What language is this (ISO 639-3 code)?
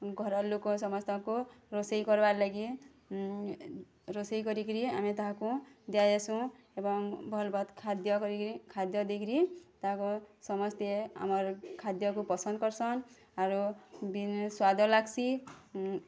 ori